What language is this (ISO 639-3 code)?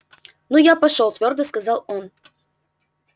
rus